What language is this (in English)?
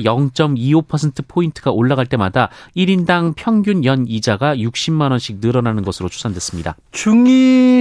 Korean